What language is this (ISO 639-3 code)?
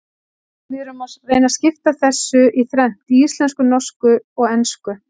isl